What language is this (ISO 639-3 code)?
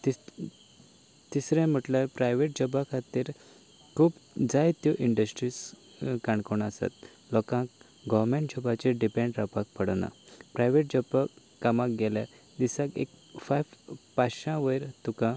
kok